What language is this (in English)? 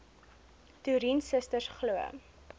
Afrikaans